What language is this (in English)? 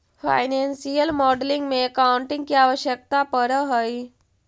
Magahi